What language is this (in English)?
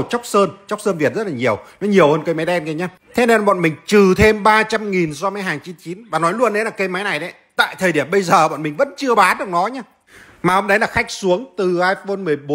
Vietnamese